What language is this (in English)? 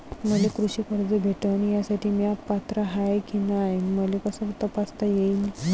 Marathi